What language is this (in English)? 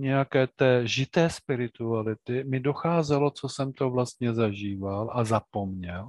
Czech